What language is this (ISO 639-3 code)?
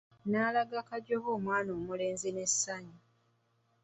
lug